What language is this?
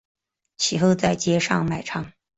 Chinese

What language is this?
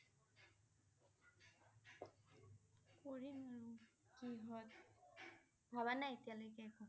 Assamese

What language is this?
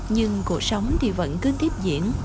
Vietnamese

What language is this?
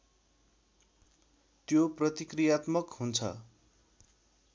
Nepali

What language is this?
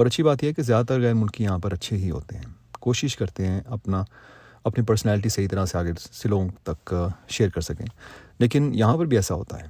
Urdu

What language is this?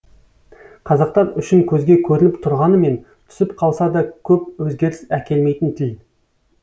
Kazakh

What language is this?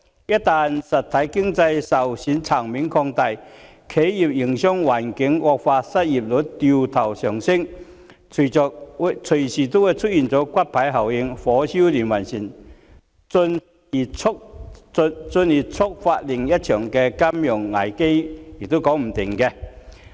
Cantonese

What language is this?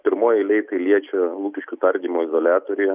Lithuanian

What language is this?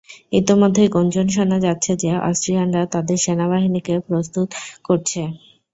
Bangla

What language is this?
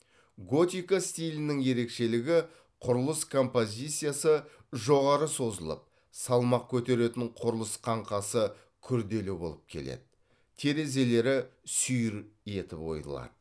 Kazakh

